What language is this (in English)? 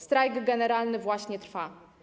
Polish